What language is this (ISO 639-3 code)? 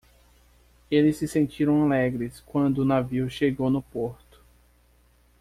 por